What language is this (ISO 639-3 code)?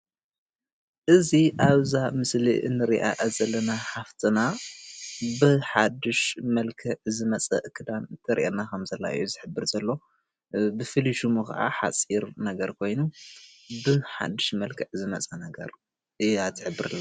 tir